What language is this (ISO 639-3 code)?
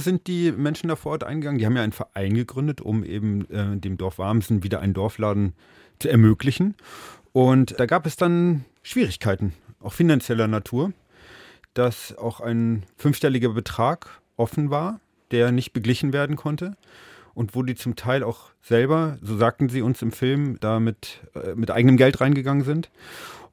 deu